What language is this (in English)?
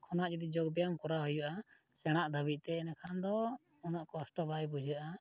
Santali